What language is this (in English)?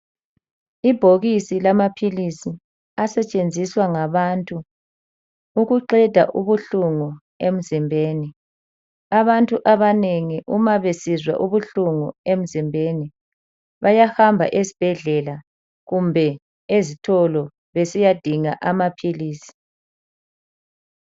North Ndebele